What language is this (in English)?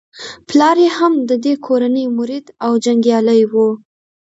Pashto